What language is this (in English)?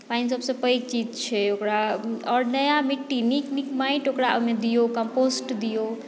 Maithili